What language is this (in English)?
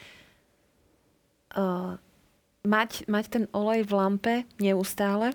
Slovak